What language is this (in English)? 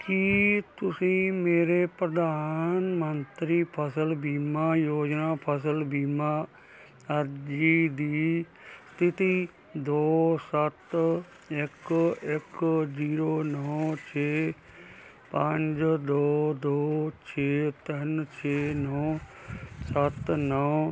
Punjabi